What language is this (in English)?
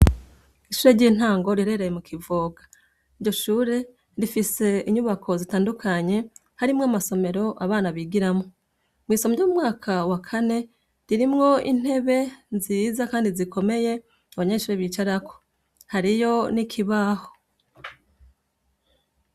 Rundi